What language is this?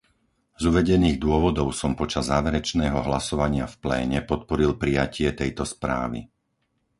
Slovak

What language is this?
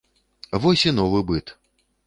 Belarusian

